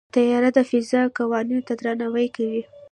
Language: Pashto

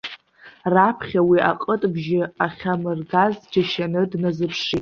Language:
Abkhazian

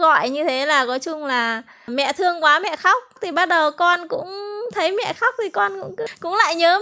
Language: Vietnamese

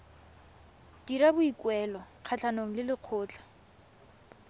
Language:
Tswana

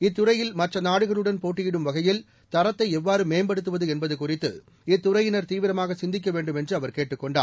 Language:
Tamil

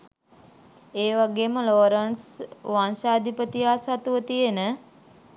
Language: Sinhala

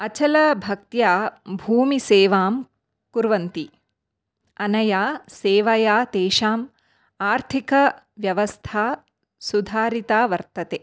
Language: Sanskrit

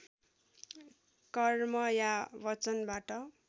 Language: Nepali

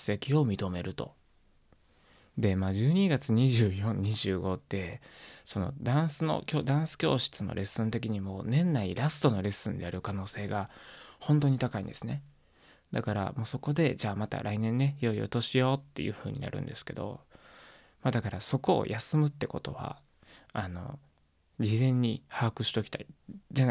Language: Japanese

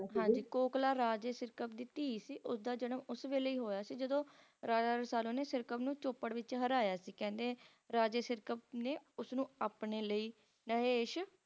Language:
Punjabi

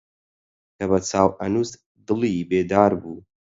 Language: Central Kurdish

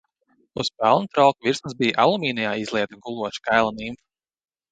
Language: Latvian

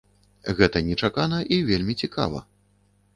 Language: Belarusian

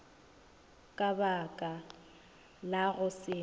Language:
Northern Sotho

